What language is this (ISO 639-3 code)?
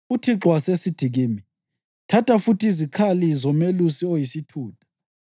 nde